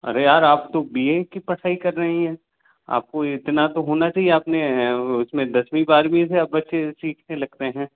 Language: Hindi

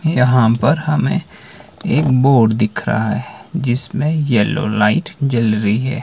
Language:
Hindi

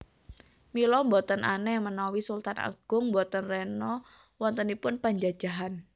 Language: Javanese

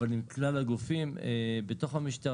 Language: Hebrew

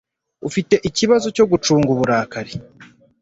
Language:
Kinyarwanda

